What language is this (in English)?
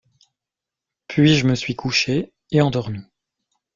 French